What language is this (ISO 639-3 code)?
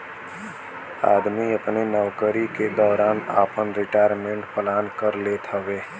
bho